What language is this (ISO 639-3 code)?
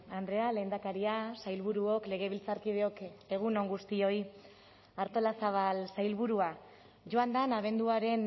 eus